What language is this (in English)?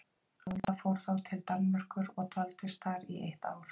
Icelandic